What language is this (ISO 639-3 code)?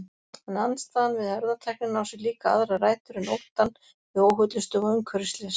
isl